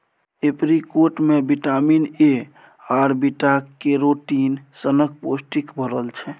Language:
Maithili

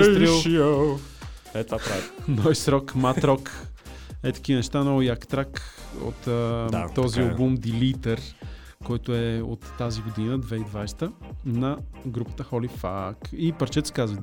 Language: Bulgarian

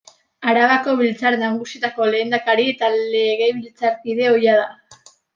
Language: Basque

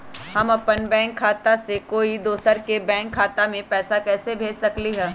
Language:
Magahi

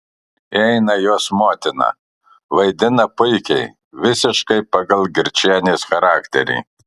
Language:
Lithuanian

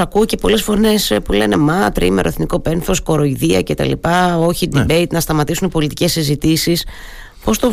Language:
Greek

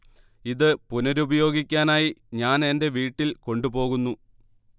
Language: Malayalam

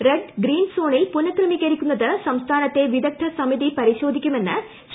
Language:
Malayalam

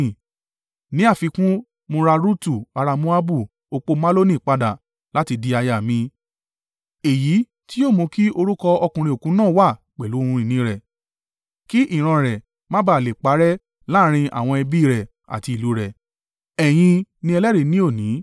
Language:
Yoruba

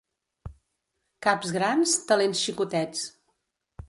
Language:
Catalan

